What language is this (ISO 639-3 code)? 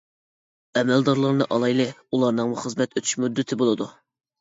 uig